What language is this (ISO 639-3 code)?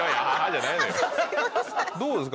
jpn